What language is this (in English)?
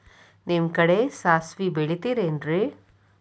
Kannada